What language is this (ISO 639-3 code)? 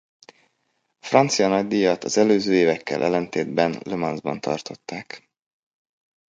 hun